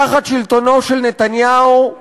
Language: Hebrew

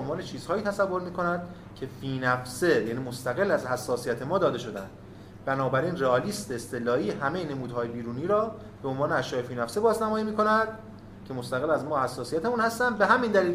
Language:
Persian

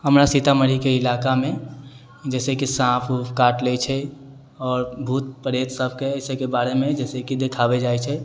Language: Maithili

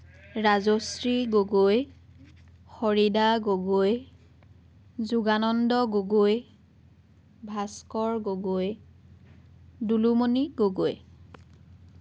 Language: Assamese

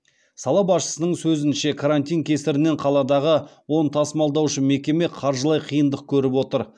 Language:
Kazakh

